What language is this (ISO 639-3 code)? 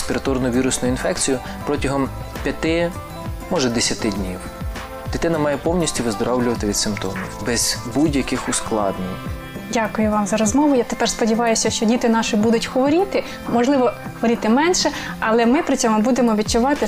ukr